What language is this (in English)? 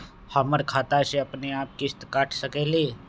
Magahi